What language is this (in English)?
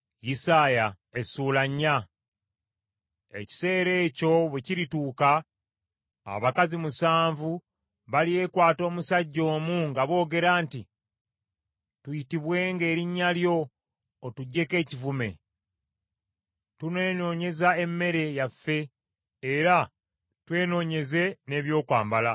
Ganda